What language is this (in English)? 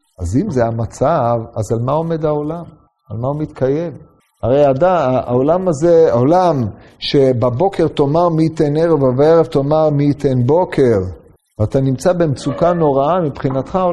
Hebrew